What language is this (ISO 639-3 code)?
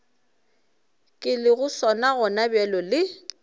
nso